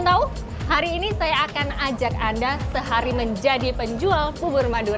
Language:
Indonesian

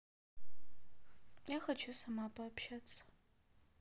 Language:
Russian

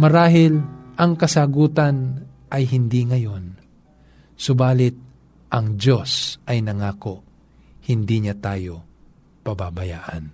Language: Filipino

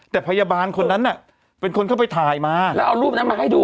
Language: Thai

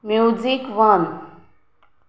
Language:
Konkani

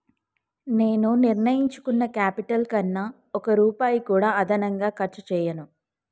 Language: Telugu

